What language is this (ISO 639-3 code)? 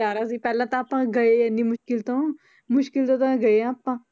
pan